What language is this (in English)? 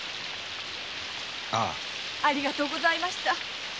Japanese